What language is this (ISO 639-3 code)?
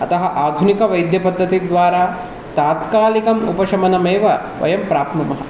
san